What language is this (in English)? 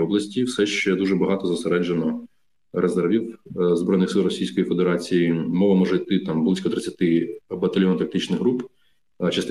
Ukrainian